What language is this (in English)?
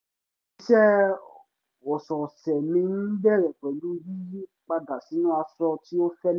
Yoruba